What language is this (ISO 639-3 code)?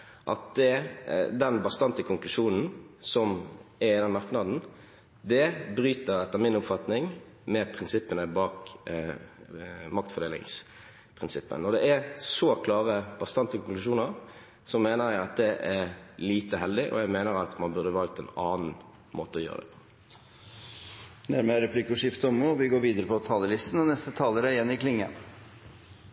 nor